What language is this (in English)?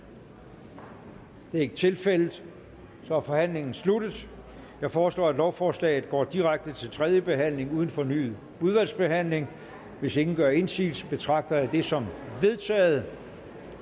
Danish